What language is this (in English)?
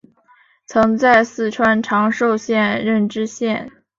Chinese